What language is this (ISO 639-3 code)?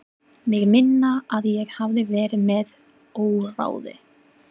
isl